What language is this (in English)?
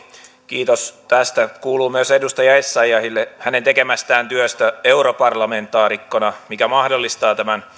Finnish